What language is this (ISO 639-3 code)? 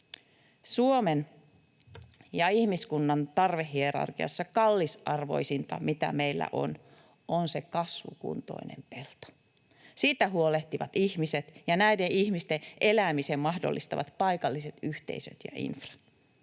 fin